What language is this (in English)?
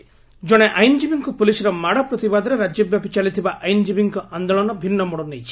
Odia